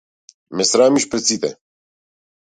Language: Macedonian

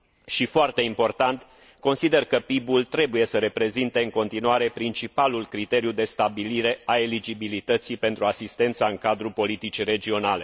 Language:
Romanian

